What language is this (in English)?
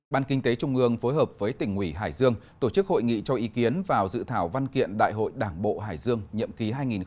Vietnamese